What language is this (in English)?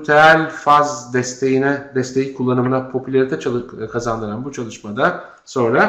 Turkish